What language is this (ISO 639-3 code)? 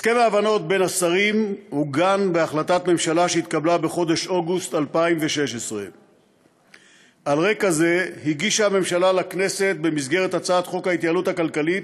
heb